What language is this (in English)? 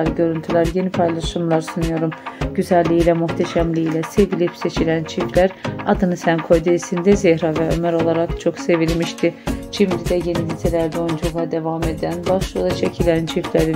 Turkish